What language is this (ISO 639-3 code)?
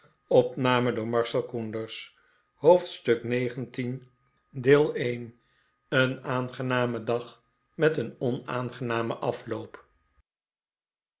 nld